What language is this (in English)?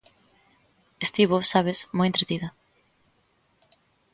Galician